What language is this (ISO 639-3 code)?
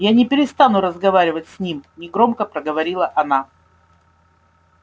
rus